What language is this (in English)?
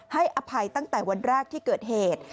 Thai